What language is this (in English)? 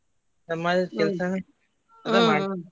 Kannada